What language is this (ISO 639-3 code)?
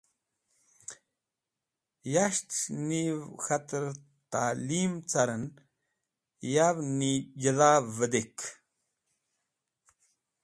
wbl